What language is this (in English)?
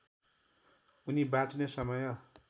Nepali